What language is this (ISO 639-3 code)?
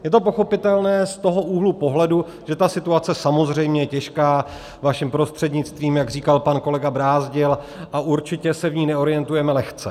ces